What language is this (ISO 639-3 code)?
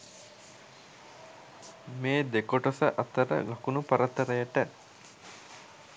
sin